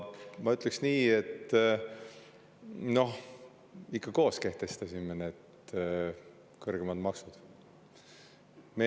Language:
Estonian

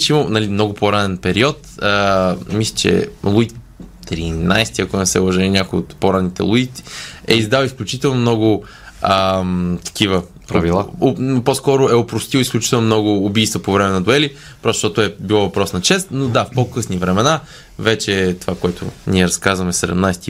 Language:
Bulgarian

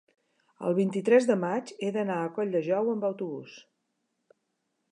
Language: Catalan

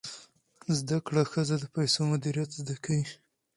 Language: Pashto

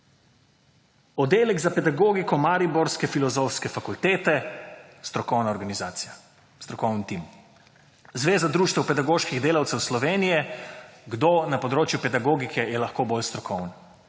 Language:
Slovenian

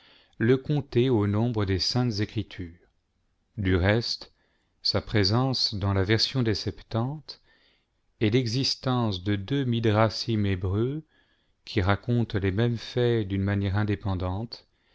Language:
French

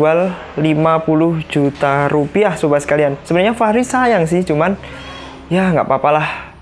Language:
Indonesian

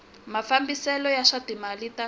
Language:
Tsonga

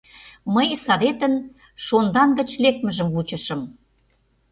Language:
Mari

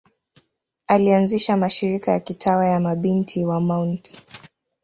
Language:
Swahili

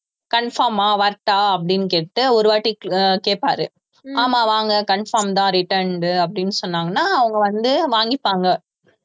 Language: Tamil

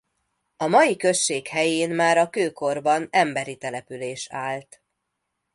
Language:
Hungarian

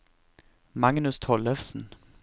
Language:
Norwegian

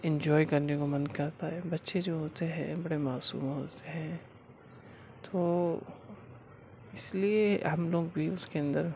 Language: Urdu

